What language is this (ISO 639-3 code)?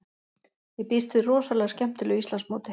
isl